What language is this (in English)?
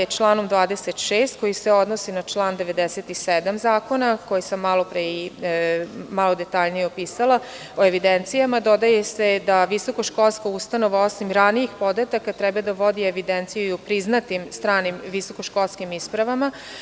Serbian